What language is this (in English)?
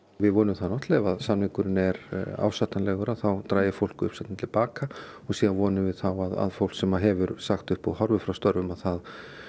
Icelandic